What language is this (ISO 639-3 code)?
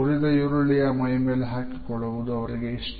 kan